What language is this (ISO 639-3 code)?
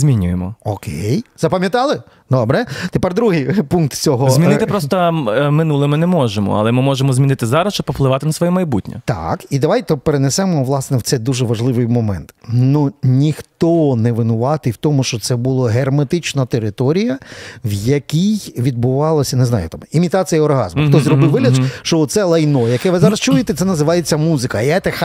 ukr